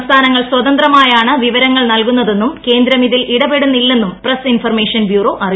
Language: Malayalam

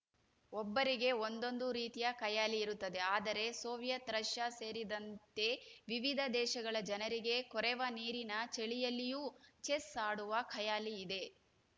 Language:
Kannada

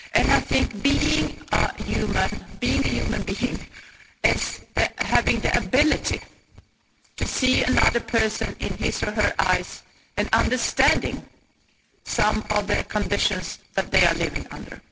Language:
English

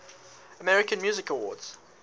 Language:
English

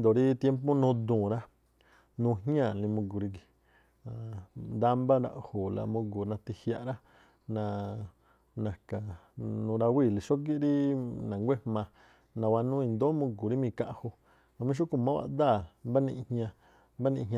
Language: Tlacoapa Me'phaa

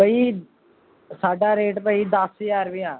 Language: Punjabi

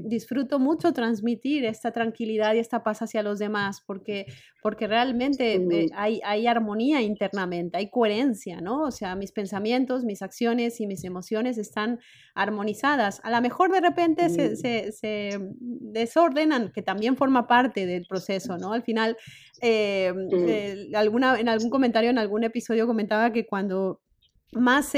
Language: Spanish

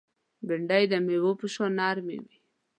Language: Pashto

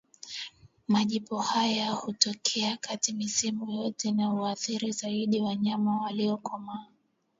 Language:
Swahili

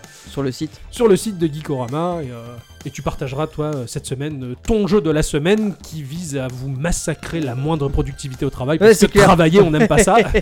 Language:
French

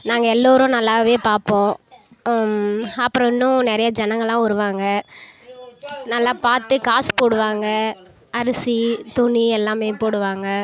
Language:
Tamil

